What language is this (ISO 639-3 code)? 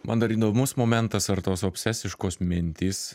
lit